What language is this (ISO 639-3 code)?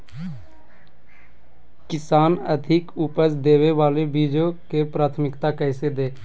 mag